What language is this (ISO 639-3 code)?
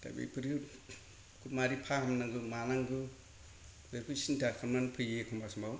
brx